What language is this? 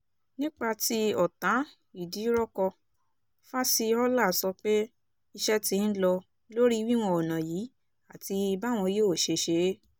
Yoruba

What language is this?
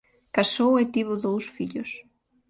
Galician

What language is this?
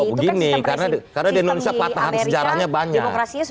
Indonesian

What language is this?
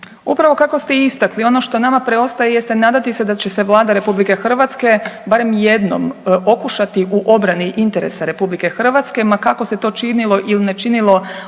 Croatian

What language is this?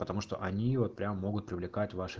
Russian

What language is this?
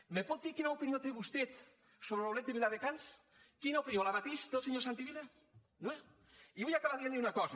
Catalan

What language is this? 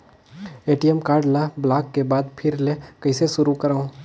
Chhattisgarhi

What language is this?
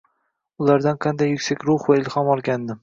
Uzbek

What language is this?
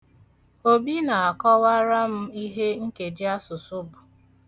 Igbo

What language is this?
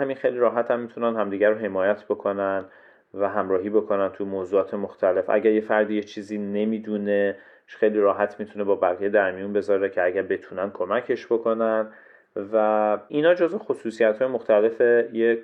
Persian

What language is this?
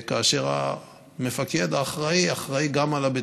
Hebrew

